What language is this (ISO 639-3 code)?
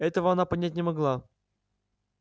rus